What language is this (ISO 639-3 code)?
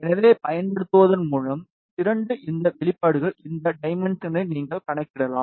tam